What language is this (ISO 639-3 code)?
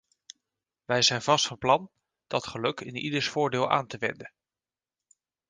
nld